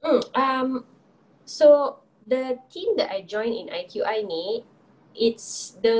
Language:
Malay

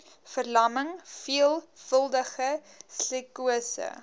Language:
Afrikaans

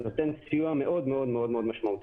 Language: Hebrew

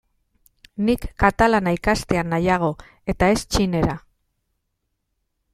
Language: Basque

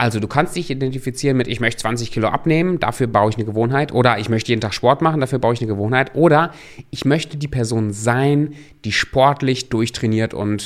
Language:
German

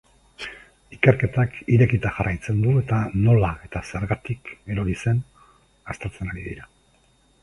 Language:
Basque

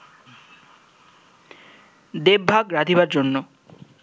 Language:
Bangla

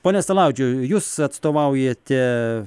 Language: Lithuanian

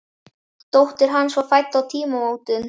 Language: Icelandic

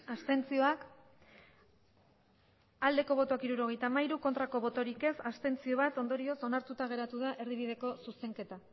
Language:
Basque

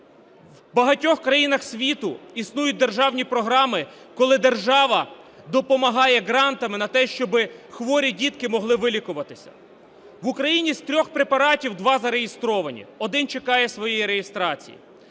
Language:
Ukrainian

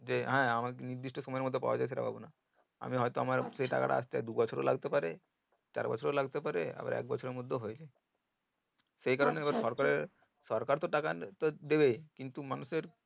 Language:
Bangla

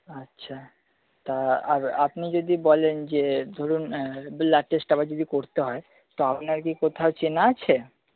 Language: Bangla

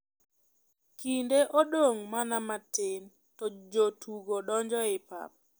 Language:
Luo (Kenya and Tanzania)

